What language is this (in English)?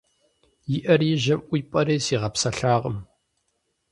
Kabardian